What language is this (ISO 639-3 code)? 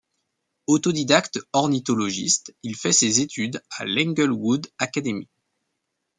fra